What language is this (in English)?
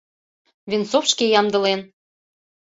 Mari